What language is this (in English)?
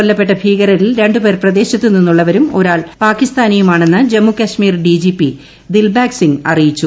Malayalam